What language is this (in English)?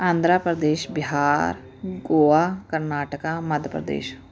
Punjabi